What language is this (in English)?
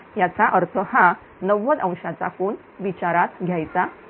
Marathi